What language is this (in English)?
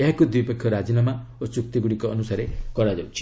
Odia